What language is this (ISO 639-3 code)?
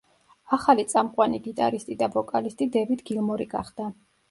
kat